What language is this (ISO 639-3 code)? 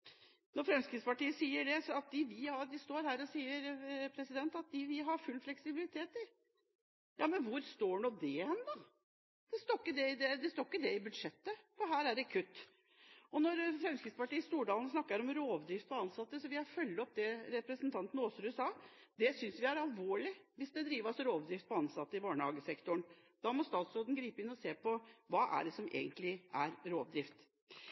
nob